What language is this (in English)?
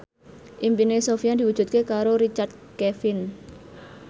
Javanese